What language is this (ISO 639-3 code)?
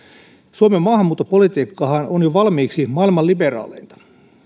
fin